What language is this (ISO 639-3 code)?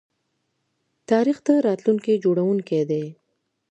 pus